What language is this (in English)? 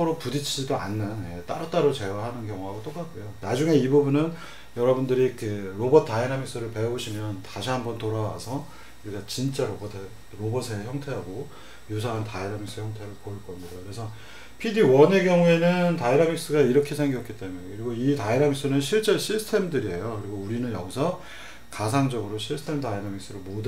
Korean